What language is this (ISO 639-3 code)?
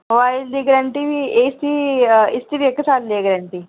doi